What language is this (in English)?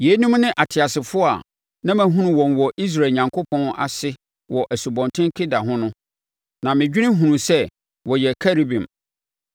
Akan